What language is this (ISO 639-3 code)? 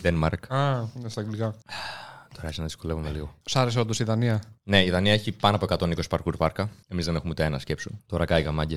ell